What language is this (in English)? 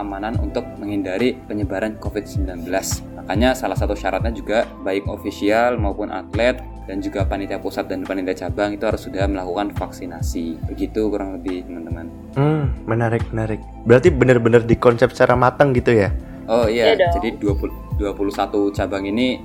Indonesian